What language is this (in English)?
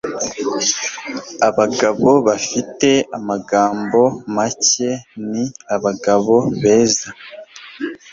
Kinyarwanda